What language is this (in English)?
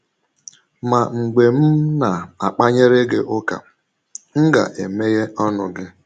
Igbo